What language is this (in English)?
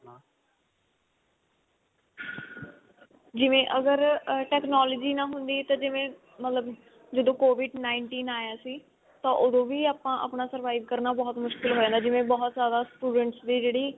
Punjabi